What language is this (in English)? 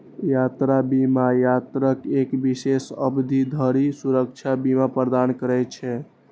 Maithili